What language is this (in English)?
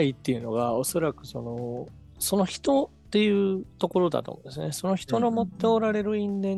Japanese